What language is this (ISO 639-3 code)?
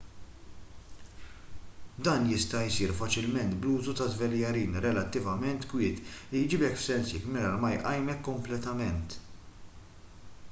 mlt